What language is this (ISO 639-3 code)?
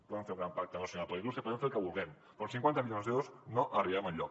cat